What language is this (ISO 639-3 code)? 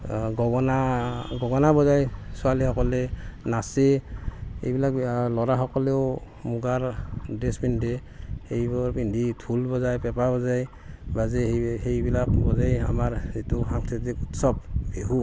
asm